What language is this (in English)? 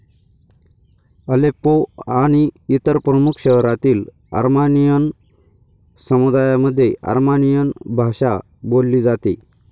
Marathi